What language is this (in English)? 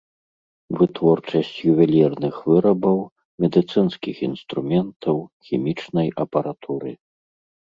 Belarusian